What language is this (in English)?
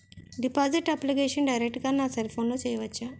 Telugu